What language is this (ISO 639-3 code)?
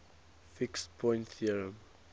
eng